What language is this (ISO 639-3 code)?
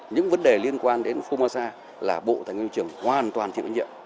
vie